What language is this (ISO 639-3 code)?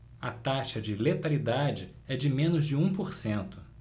por